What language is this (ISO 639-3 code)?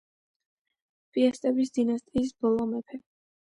kat